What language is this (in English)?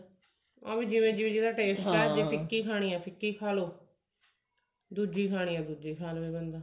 Punjabi